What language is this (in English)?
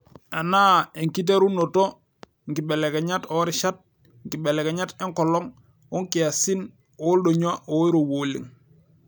Masai